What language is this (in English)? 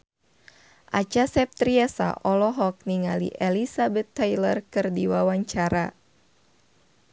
Sundanese